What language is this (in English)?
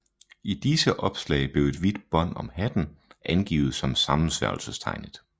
Danish